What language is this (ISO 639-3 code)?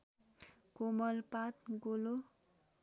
nep